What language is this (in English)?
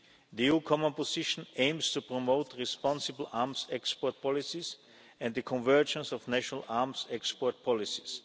English